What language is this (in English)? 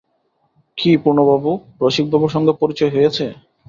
Bangla